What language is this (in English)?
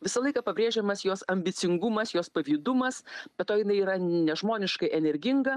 Lithuanian